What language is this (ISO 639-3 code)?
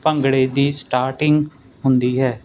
pan